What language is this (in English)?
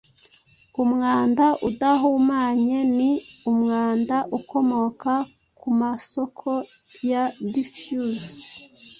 Kinyarwanda